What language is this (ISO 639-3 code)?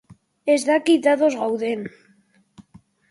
eus